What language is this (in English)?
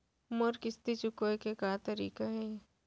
Chhattisgarhi